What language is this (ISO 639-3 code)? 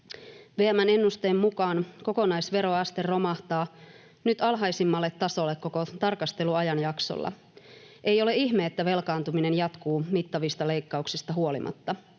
fin